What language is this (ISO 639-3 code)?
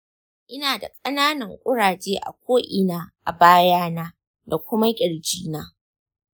hau